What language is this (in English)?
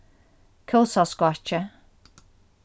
Faroese